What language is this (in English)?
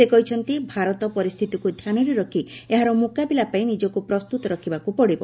Odia